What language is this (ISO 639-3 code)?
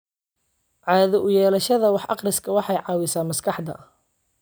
som